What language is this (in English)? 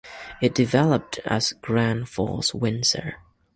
English